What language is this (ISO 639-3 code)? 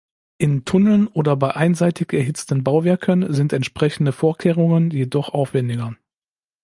deu